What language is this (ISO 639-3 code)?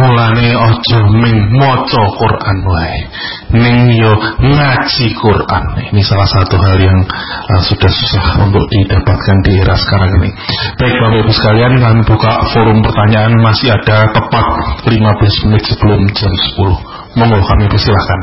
ind